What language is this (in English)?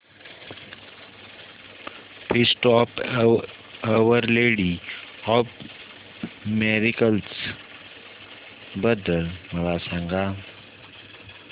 Marathi